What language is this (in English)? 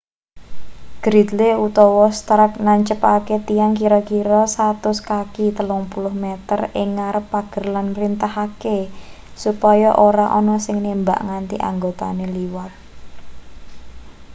Javanese